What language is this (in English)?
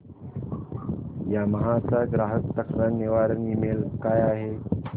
Marathi